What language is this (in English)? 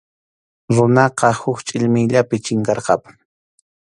Arequipa-La Unión Quechua